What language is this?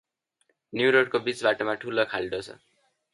Nepali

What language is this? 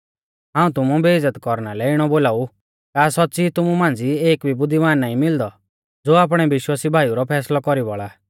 Mahasu Pahari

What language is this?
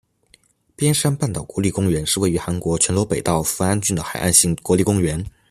Chinese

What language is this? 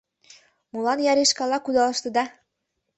Mari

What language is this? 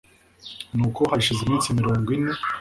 Kinyarwanda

